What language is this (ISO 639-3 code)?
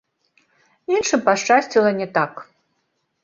bel